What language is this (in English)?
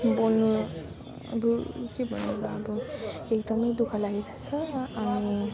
Nepali